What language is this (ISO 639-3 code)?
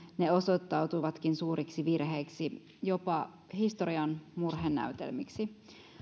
fin